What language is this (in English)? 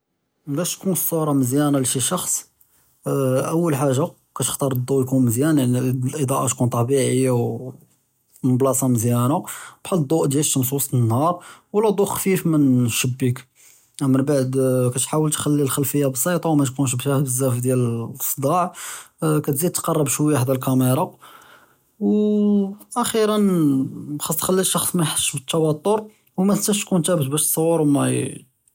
Judeo-Arabic